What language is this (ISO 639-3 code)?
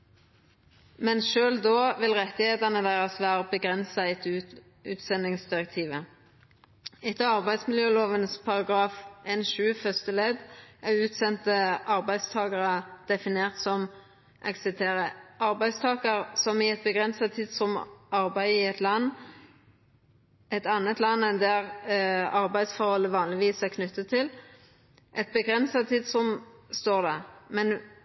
nno